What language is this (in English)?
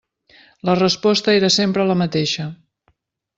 Catalan